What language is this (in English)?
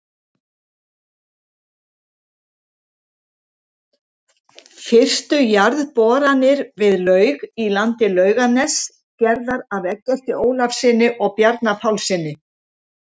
Icelandic